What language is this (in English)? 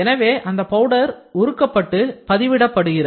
Tamil